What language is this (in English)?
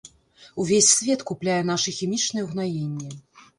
Belarusian